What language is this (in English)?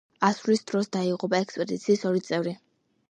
Georgian